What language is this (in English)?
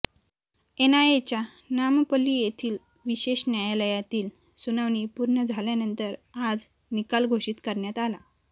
Marathi